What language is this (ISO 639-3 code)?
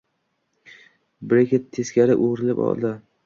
uzb